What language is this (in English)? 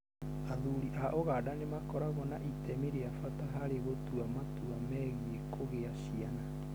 Kikuyu